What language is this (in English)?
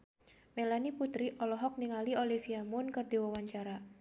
Sundanese